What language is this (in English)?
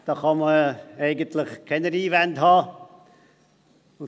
Swiss German